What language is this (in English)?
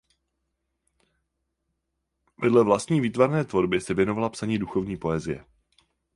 Czech